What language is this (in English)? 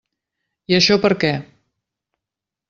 Catalan